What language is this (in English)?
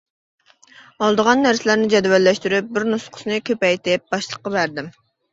Uyghur